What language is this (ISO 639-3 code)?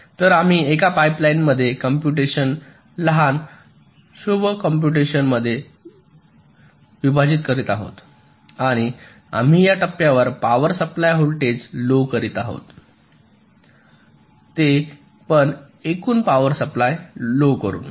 mar